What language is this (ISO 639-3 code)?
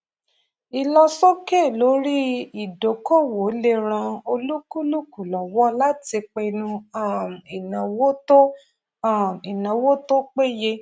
yor